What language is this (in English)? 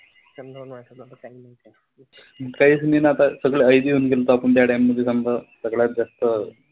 Marathi